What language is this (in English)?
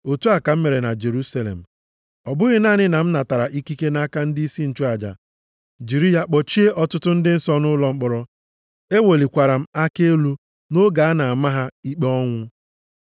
Igbo